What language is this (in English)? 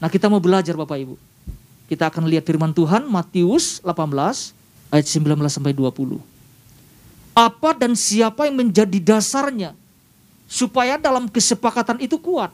Indonesian